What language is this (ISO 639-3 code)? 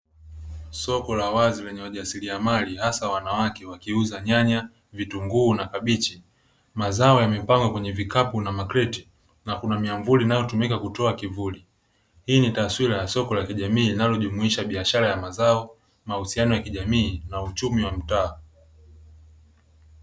swa